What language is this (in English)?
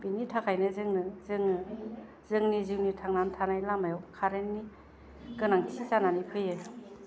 Bodo